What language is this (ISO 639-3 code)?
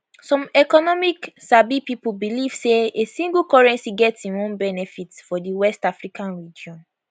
pcm